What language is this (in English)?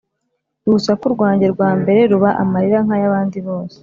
Kinyarwanda